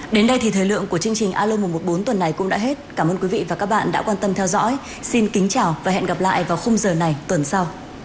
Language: Vietnamese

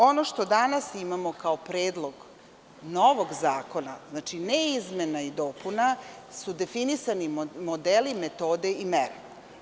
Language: Serbian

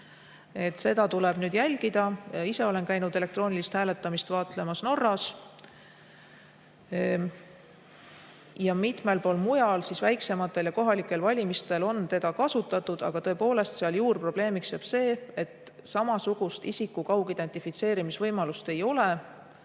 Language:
Estonian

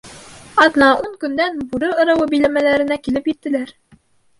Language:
Bashkir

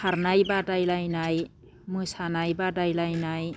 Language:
Bodo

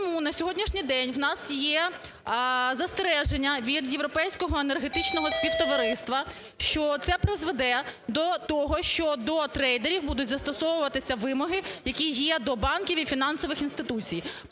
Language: Ukrainian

